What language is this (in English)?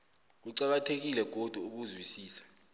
South Ndebele